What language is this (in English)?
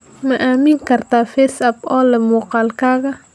Somali